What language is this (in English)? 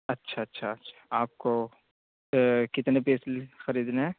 Urdu